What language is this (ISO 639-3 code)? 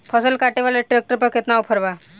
bho